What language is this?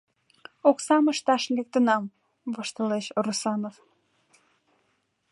Mari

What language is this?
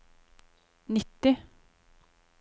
Norwegian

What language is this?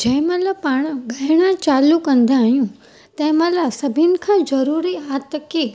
Sindhi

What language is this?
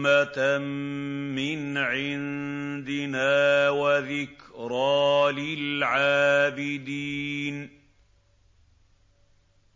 Arabic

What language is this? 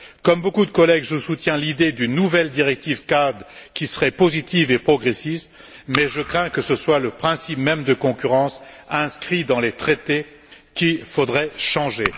French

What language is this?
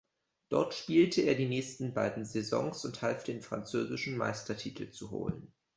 German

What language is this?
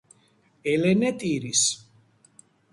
Georgian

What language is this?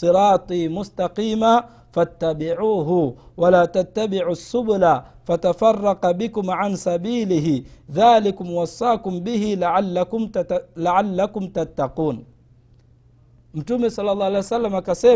Swahili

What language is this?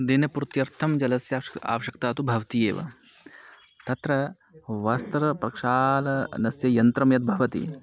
Sanskrit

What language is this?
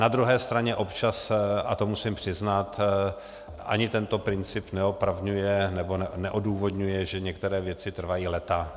Czech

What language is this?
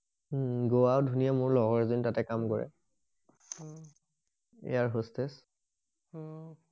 Assamese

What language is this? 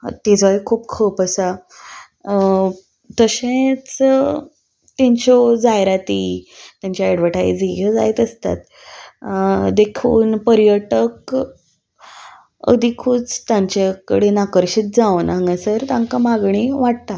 Konkani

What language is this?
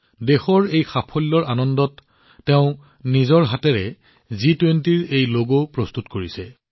Assamese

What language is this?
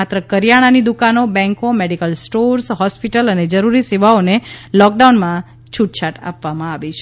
Gujarati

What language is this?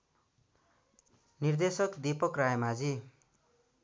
Nepali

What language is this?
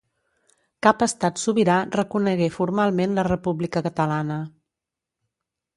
Catalan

